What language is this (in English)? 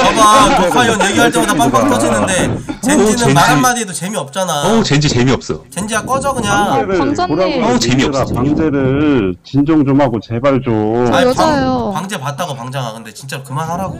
Korean